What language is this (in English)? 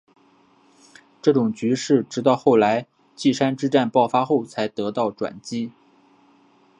Chinese